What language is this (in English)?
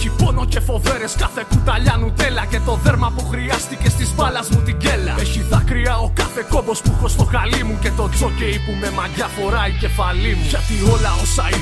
Greek